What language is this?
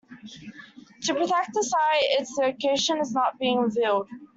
English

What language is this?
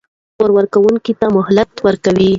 Pashto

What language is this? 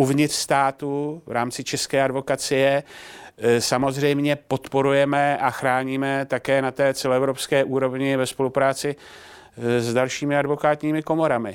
Czech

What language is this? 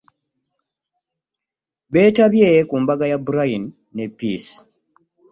Ganda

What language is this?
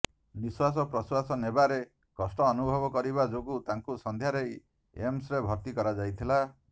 Odia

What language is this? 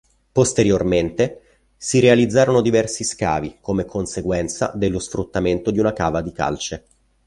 Italian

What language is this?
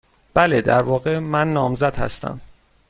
Persian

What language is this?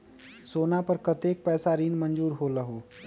Magahi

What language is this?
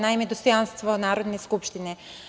Serbian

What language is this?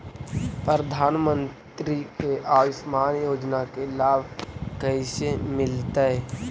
Magahi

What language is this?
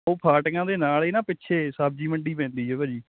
Punjabi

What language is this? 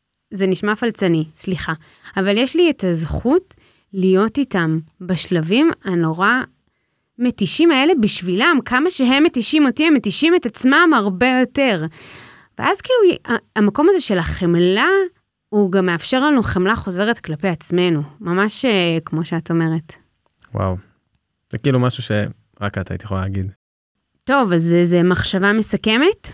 Hebrew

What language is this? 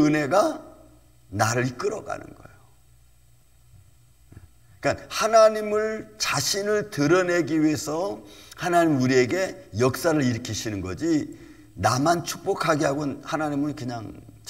Korean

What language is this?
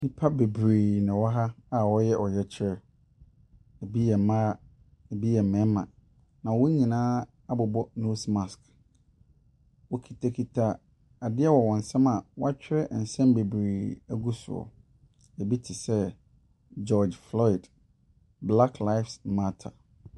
Akan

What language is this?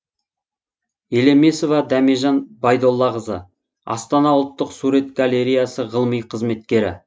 Kazakh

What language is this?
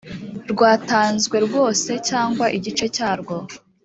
Kinyarwanda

